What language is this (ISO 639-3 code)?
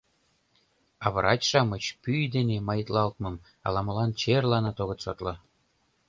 chm